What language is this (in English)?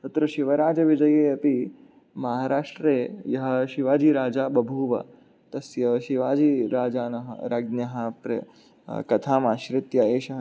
Sanskrit